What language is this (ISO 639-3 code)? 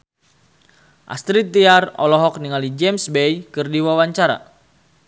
sun